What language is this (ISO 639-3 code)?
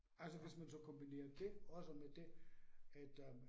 dan